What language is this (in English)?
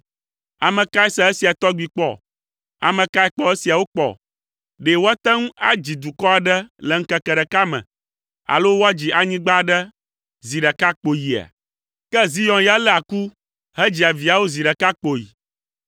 Ewe